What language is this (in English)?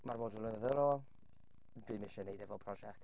Welsh